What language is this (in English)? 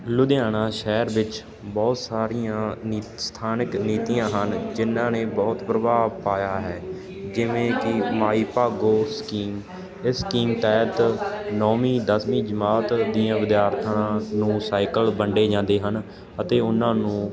Punjabi